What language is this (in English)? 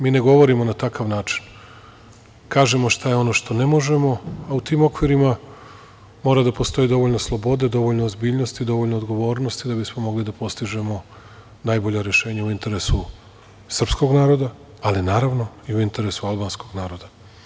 Serbian